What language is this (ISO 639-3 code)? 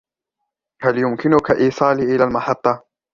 ara